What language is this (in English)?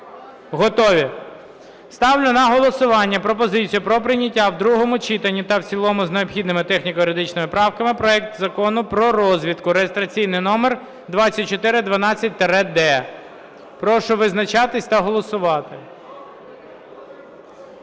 Ukrainian